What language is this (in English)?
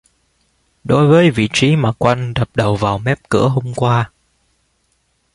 Vietnamese